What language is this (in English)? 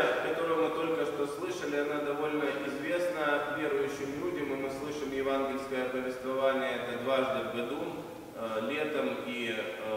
Russian